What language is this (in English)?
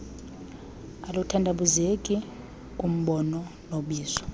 Xhosa